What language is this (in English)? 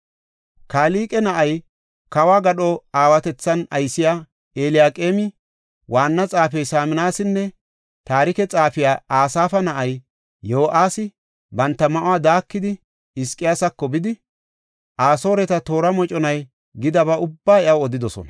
Gofa